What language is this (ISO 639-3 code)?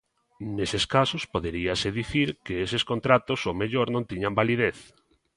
glg